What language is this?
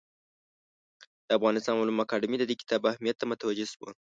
Pashto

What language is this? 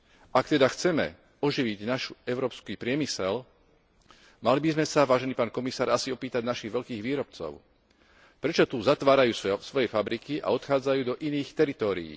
Slovak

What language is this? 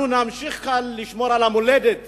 Hebrew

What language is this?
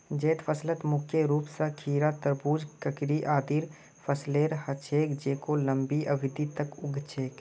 Magahi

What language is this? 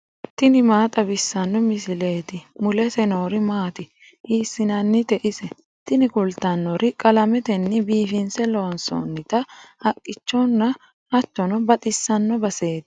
Sidamo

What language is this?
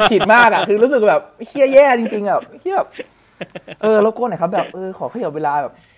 Thai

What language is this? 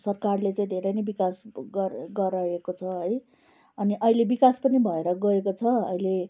Nepali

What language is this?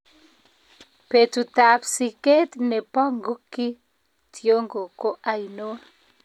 Kalenjin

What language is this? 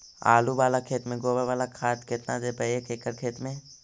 Magahi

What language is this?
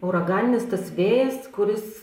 Lithuanian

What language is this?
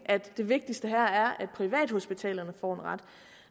Danish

